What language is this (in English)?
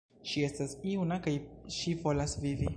Esperanto